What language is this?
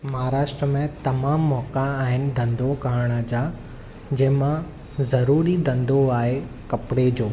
Sindhi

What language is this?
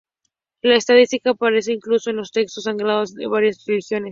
Spanish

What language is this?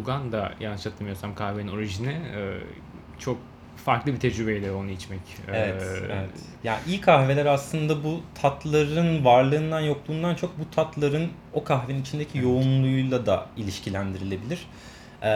Turkish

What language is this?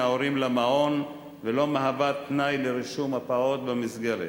Hebrew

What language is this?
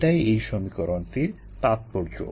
Bangla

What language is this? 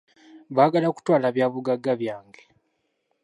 Ganda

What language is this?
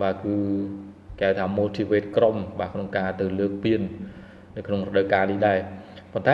Vietnamese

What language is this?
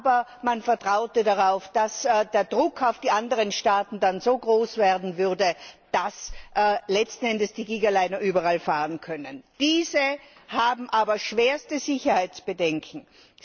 German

